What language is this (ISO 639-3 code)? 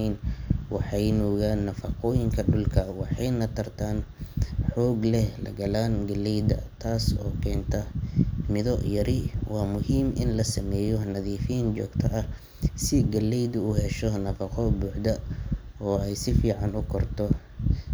som